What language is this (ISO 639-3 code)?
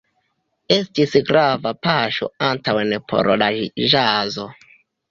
epo